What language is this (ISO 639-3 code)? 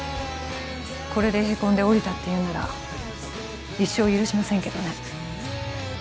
jpn